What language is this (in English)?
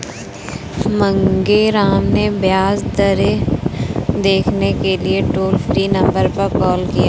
Hindi